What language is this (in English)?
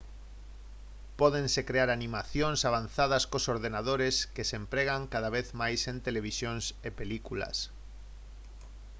Galician